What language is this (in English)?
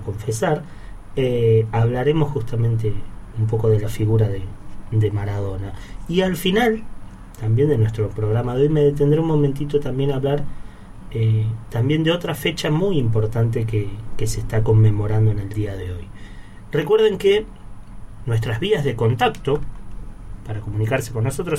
Spanish